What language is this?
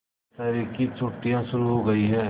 Hindi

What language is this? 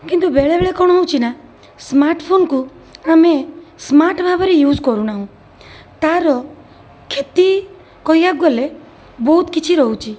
Odia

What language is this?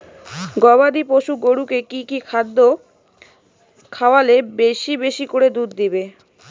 Bangla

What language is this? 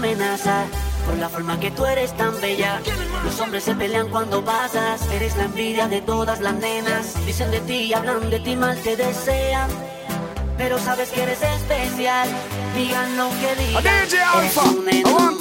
Italian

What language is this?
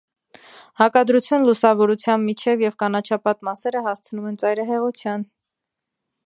Armenian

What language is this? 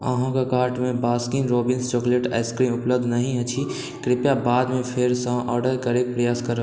Maithili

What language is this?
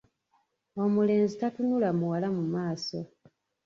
Ganda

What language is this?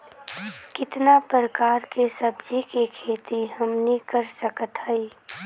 Bhojpuri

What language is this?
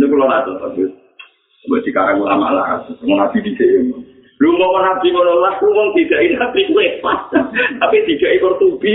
Malay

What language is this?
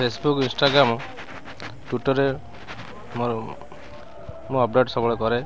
Odia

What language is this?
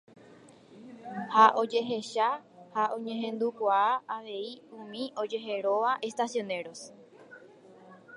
Guarani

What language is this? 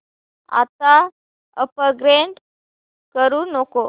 Marathi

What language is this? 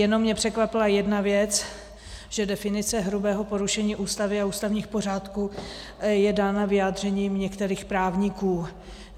Czech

